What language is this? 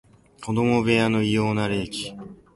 Japanese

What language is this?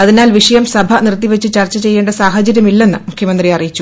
Malayalam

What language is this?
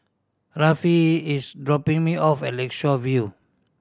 English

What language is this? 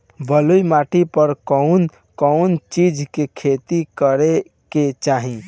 Bhojpuri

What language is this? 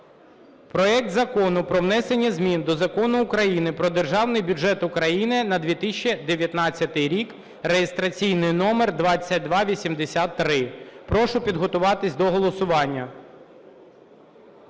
Ukrainian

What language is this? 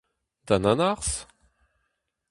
Breton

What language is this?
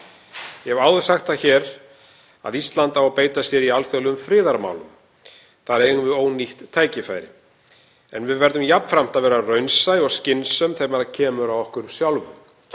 Icelandic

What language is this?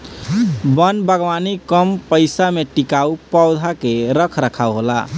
Bhojpuri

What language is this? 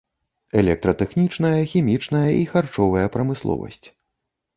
Belarusian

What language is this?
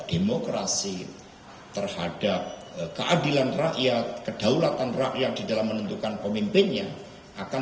Indonesian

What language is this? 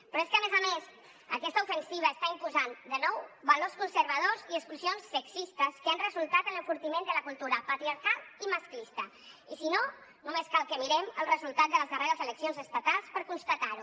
Catalan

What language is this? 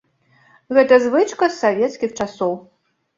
Belarusian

